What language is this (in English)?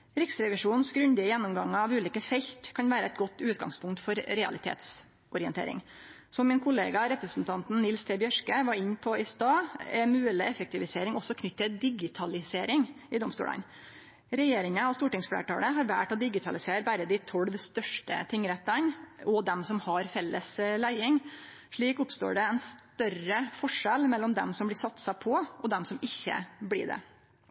Norwegian Nynorsk